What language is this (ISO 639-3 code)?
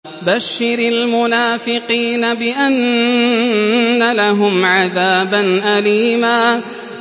ara